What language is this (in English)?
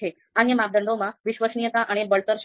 Gujarati